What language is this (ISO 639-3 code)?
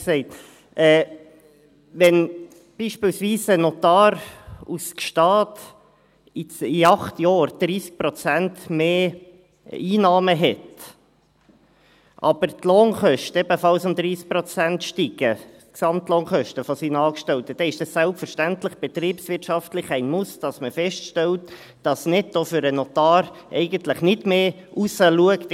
gsw